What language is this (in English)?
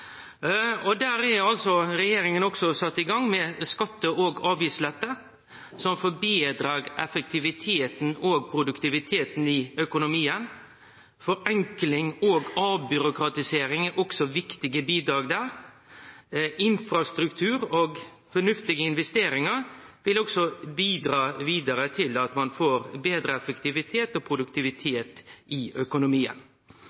Norwegian Nynorsk